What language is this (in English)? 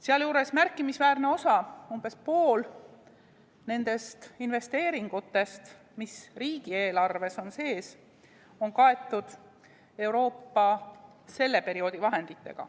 Estonian